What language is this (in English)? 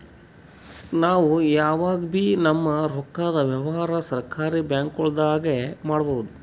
Kannada